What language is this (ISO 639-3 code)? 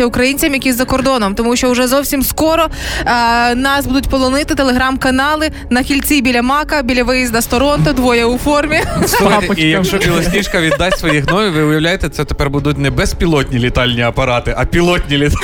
ukr